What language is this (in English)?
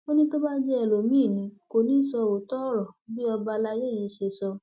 Yoruba